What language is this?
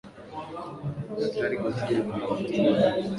Swahili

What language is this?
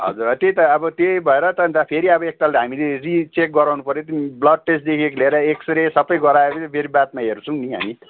Nepali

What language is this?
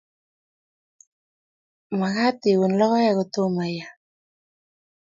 Kalenjin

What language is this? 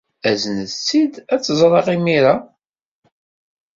Kabyle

